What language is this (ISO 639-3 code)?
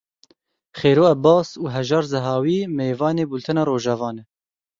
kur